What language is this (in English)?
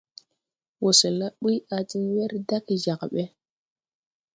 Tupuri